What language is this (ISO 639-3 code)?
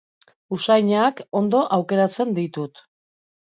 eus